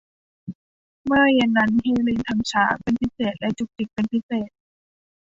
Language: Thai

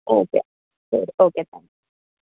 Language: Malayalam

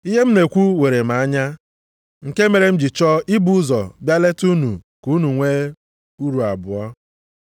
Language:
Igbo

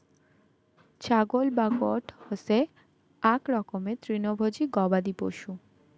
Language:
Bangla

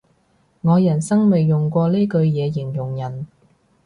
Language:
Cantonese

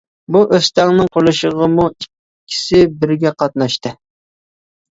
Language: Uyghur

